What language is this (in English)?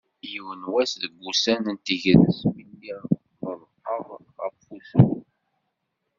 Kabyle